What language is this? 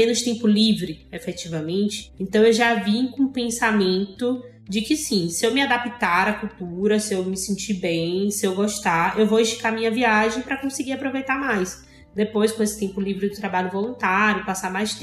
Portuguese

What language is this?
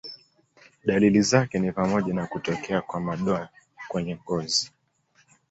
Swahili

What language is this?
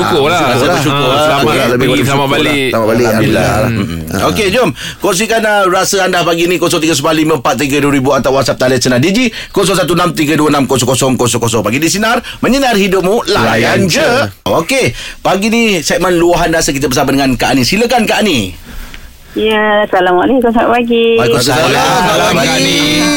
Malay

